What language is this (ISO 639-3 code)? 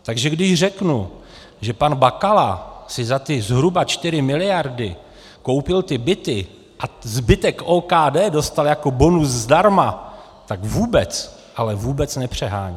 ces